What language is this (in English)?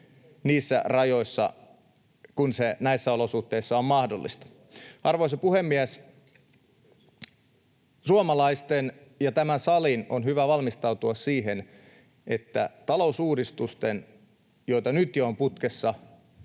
Finnish